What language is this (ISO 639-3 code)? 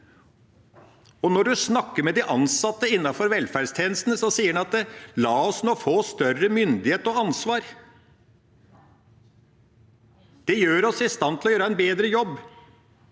nor